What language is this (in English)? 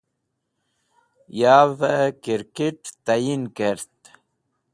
Wakhi